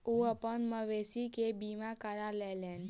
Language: Maithili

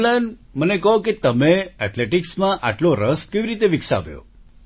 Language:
Gujarati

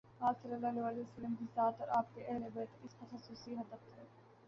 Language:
Urdu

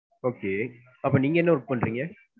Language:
Tamil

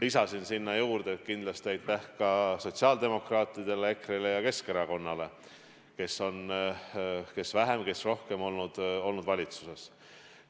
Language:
Estonian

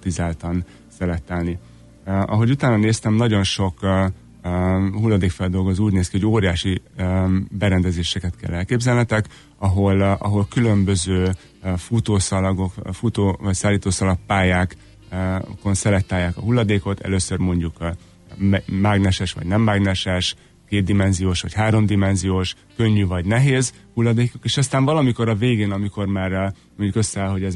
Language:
Hungarian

